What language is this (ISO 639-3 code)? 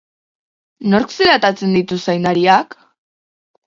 eus